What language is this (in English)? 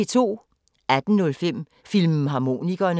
Danish